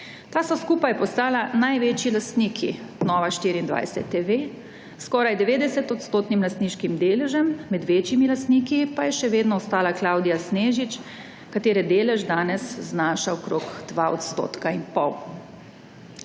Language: Slovenian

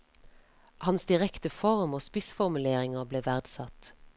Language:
Norwegian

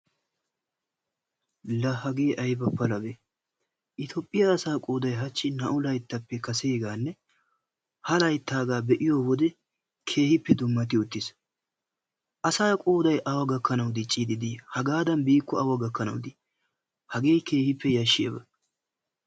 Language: Wolaytta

